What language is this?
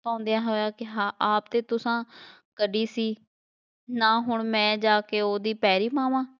Punjabi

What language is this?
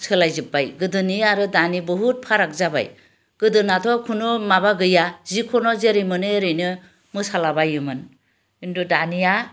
Bodo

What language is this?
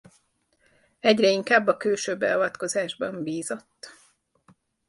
Hungarian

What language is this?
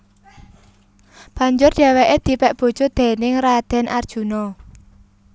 Javanese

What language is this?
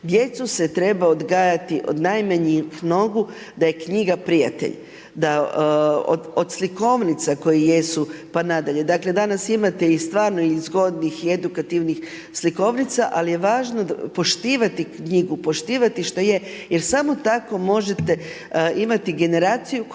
Croatian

